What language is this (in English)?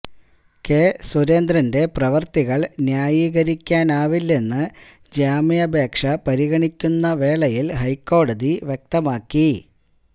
Malayalam